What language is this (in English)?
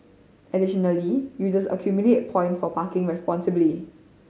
English